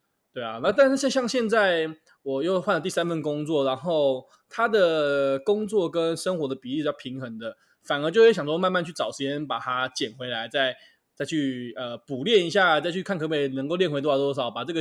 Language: Chinese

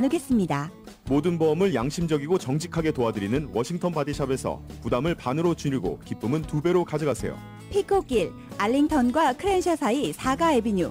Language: Korean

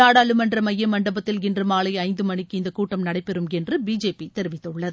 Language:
Tamil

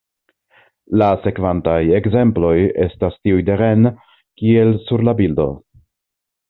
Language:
Esperanto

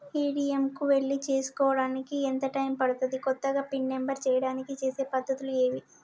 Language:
Telugu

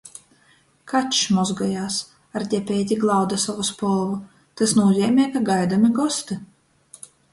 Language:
Latgalian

